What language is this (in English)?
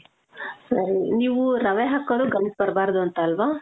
Kannada